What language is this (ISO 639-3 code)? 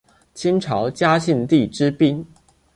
zho